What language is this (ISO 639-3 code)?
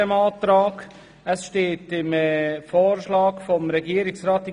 gsw